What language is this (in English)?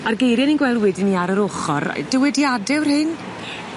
Welsh